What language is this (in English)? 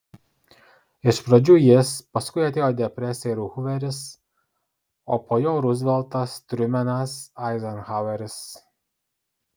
Lithuanian